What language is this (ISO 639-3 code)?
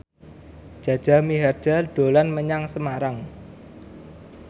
jav